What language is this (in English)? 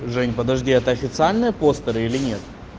Russian